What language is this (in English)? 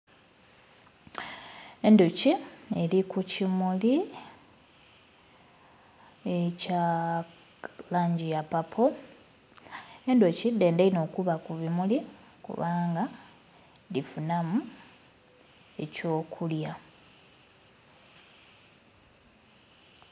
Soga